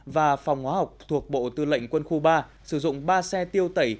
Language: Vietnamese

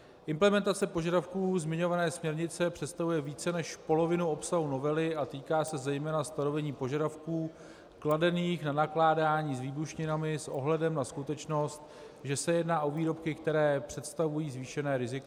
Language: Czech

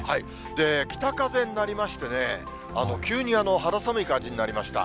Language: Japanese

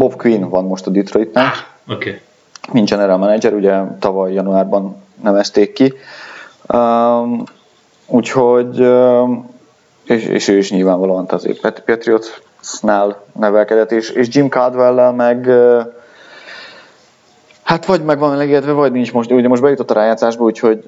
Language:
Hungarian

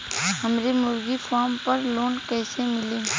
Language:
Bhojpuri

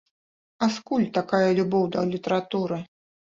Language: Belarusian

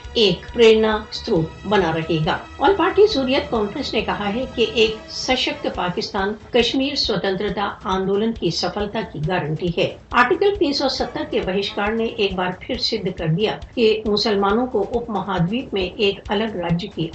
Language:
Urdu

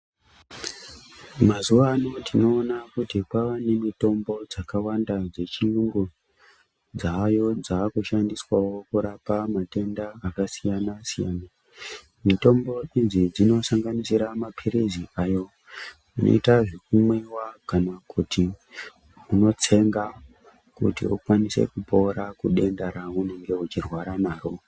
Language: Ndau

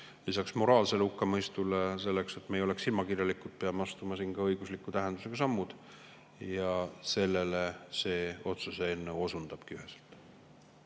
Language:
Estonian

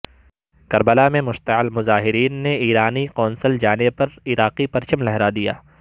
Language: Urdu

